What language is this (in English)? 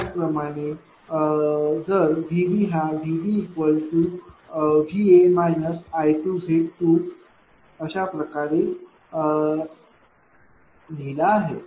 Marathi